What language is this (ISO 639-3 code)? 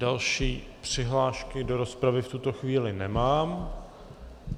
ces